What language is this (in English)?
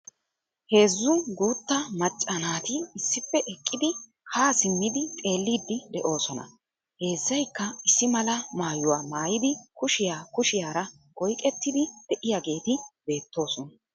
Wolaytta